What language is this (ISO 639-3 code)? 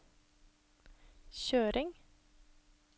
nor